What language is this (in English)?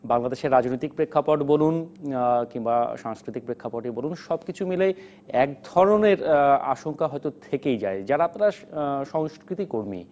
Bangla